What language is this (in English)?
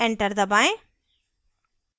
Hindi